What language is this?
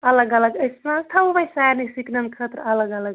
Kashmiri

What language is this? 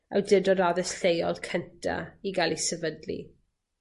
Welsh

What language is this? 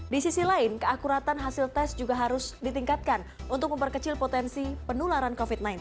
Indonesian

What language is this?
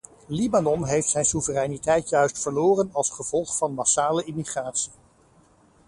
Dutch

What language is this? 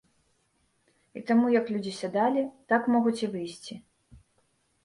Belarusian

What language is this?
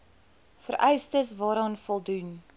Afrikaans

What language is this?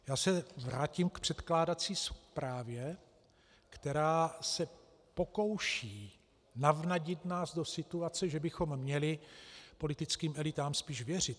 Czech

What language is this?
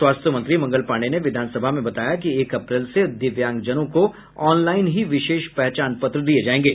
Hindi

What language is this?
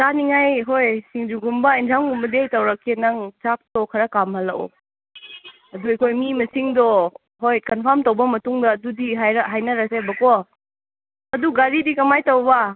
Manipuri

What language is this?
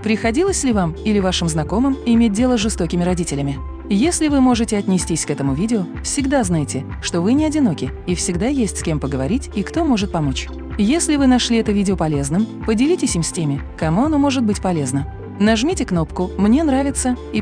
Russian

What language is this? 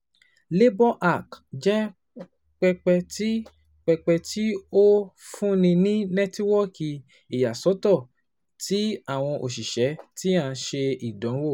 Yoruba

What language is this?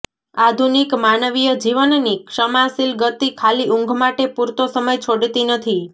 Gujarati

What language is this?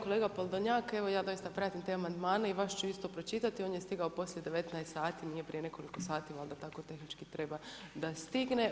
Croatian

